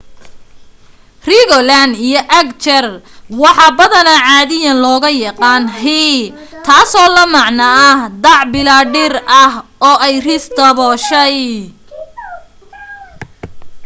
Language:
Somali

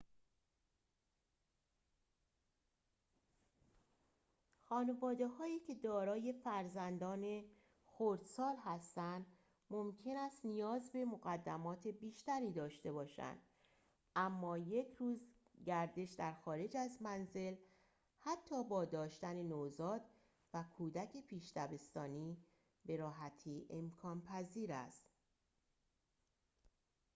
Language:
Persian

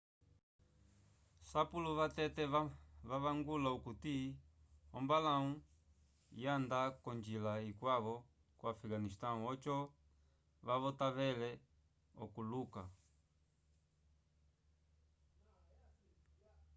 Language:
Umbundu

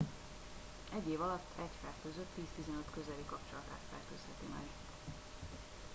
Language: Hungarian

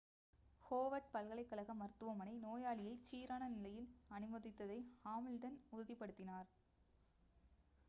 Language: Tamil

